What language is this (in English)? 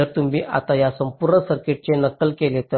Marathi